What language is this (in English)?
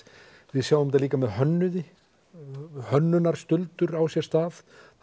Icelandic